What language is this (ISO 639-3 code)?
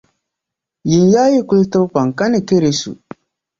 dag